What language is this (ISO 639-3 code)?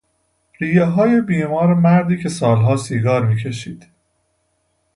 fas